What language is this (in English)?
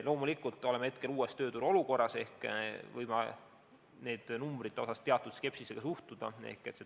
Estonian